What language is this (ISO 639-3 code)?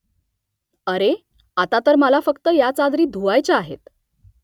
mar